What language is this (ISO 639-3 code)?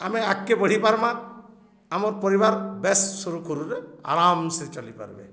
ori